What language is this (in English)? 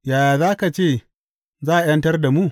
Hausa